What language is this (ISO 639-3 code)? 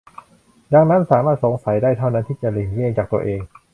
tha